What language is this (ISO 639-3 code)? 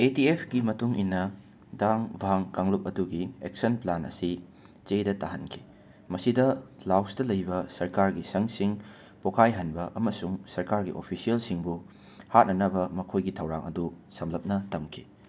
mni